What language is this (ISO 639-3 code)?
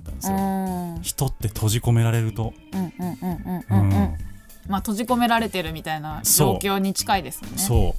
jpn